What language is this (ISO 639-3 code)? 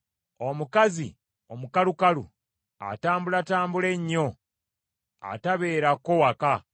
lug